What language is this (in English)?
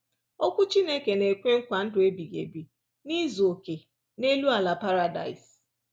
Igbo